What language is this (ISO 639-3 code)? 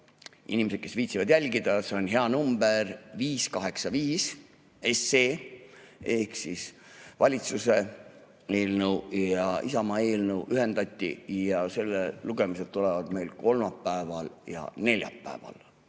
est